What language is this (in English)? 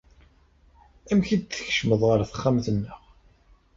Kabyle